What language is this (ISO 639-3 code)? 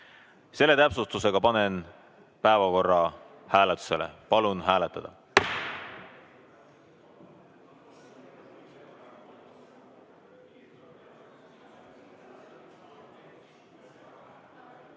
est